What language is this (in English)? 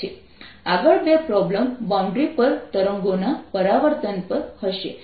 Gujarati